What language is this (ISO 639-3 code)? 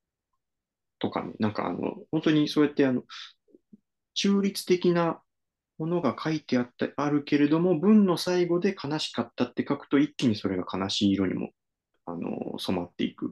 jpn